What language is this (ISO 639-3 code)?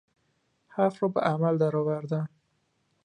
fas